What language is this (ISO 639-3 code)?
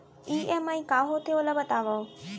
hne